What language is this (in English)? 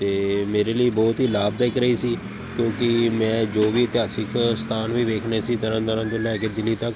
Punjabi